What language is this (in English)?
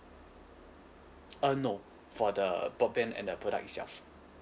English